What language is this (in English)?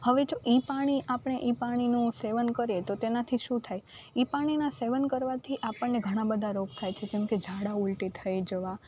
Gujarati